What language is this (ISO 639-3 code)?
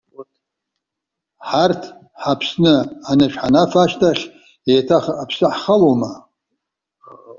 abk